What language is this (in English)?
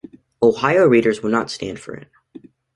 English